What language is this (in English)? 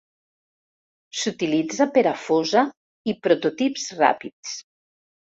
Catalan